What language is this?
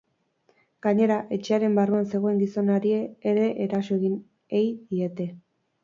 Basque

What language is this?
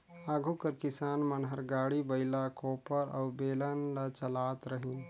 Chhattisgarhi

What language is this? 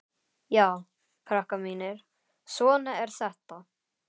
Icelandic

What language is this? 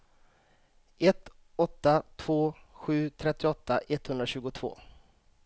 Swedish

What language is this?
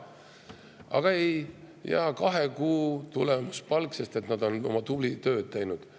Estonian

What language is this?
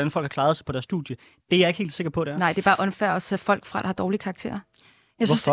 Danish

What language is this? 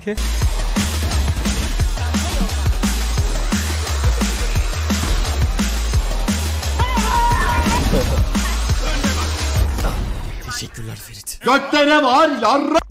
Turkish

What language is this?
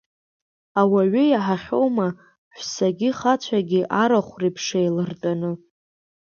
Abkhazian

